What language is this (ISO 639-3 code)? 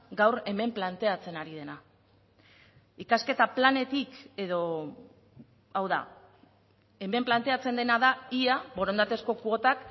eus